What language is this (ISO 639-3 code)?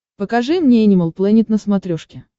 rus